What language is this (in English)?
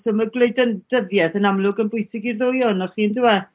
Welsh